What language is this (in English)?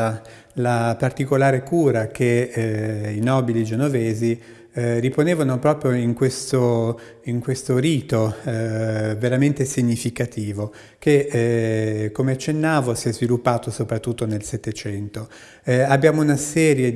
Italian